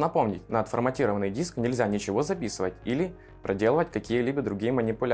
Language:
Russian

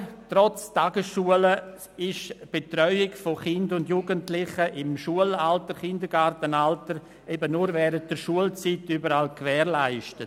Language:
Swiss German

